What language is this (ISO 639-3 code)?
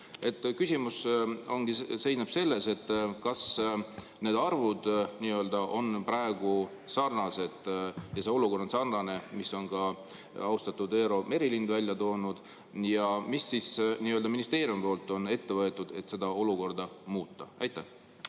est